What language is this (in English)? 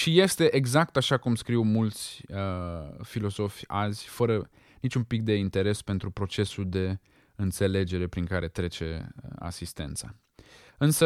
Romanian